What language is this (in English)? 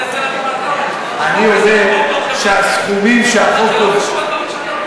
Hebrew